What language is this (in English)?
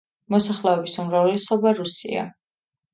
Georgian